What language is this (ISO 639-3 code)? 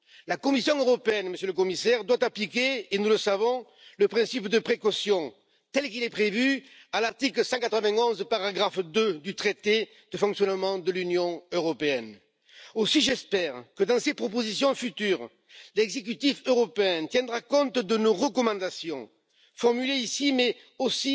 fra